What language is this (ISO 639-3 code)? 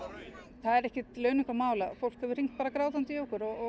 isl